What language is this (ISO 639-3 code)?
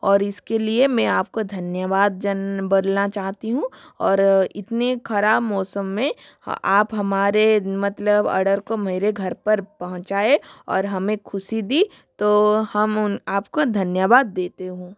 hin